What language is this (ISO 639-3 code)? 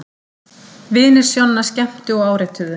isl